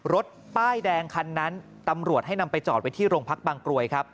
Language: Thai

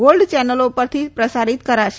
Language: Gujarati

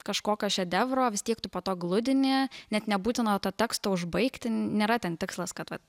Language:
Lithuanian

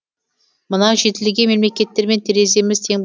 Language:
Kazakh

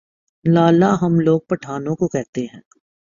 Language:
Urdu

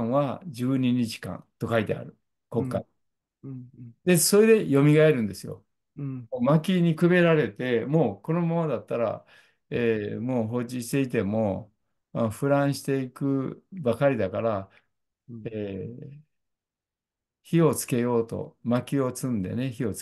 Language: Japanese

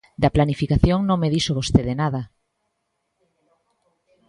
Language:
Galician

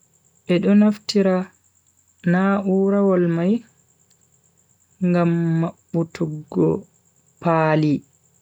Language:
Bagirmi Fulfulde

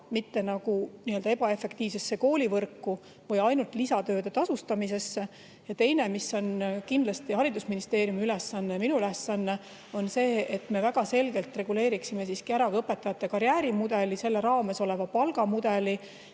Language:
Estonian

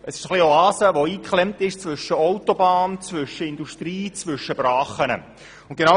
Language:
Swiss German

